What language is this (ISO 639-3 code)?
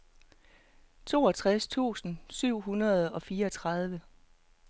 dan